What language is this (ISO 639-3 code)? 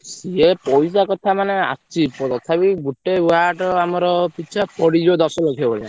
ori